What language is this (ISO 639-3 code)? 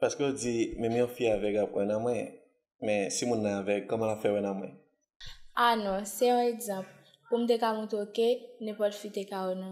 fra